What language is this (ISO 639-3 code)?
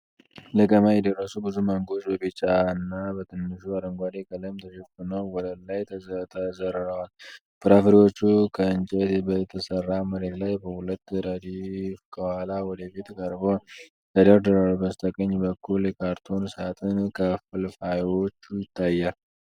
amh